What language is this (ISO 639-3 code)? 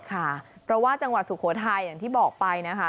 tha